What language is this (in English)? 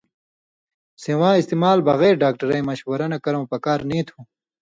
Indus Kohistani